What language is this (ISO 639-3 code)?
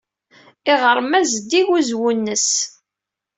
kab